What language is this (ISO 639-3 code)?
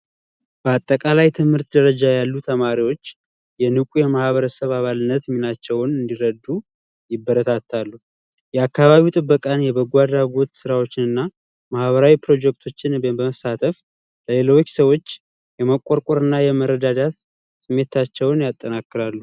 amh